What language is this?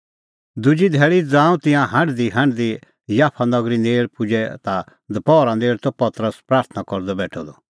Kullu Pahari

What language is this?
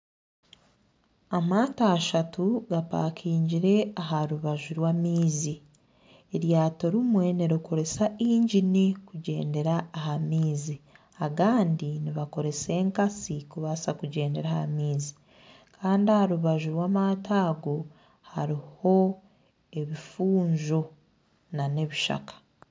Nyankole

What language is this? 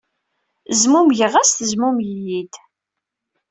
Kabyle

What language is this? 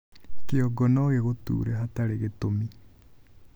Kikuyu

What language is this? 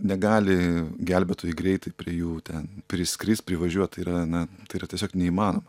Lithuanian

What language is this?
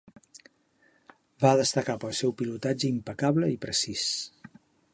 Catalan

